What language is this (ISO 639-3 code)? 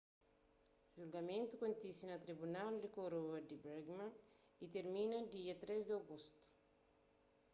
kea